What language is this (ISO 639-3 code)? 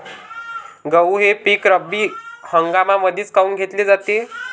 mar